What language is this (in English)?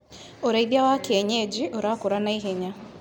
Kikuyu